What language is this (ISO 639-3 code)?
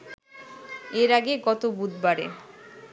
ben